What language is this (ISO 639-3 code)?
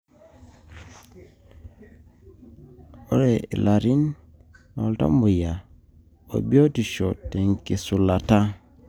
mas